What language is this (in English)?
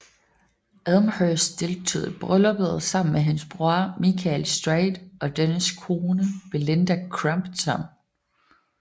Danish